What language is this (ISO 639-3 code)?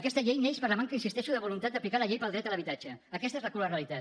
cat